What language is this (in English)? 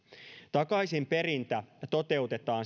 Finnish